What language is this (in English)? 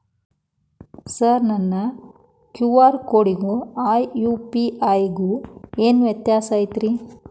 Kannada